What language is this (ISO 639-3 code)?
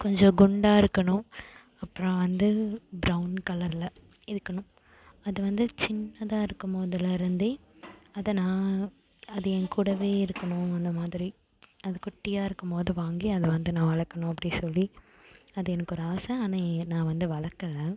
tam